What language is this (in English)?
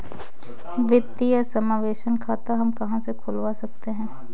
Hindi